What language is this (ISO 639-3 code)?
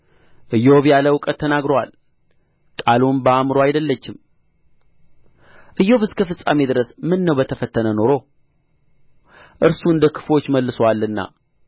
amh